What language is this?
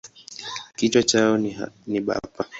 Swahili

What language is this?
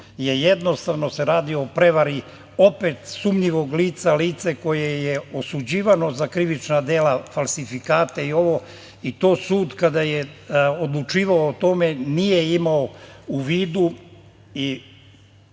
Serbian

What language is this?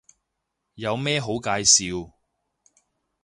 Cantonese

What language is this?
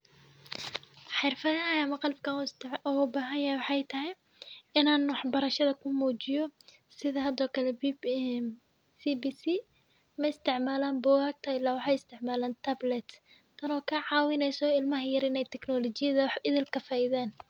Somali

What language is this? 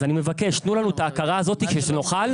Hebrew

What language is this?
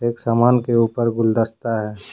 Hindi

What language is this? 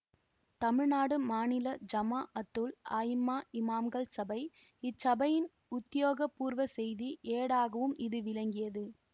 Tamil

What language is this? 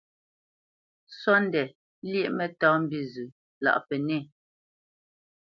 Bamenyam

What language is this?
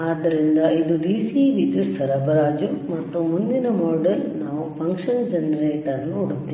Kannada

